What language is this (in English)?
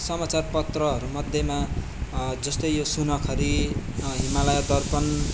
Nepali